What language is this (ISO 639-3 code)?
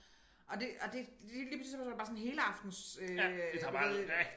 dan